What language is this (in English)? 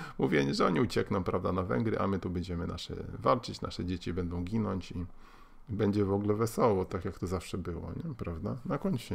Polish